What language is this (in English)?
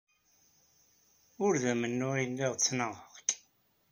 Kabyle